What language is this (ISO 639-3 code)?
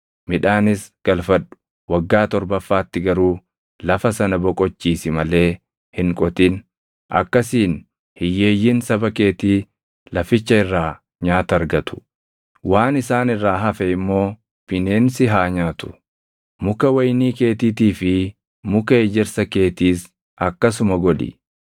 orm